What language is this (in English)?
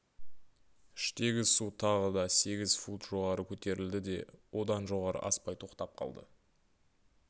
Kazakh